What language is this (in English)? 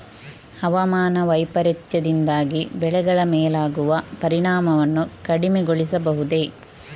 Kannada